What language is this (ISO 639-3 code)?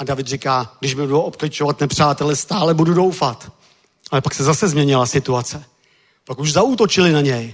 ces